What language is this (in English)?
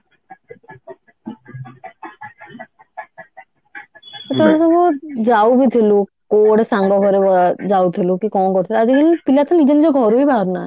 Odia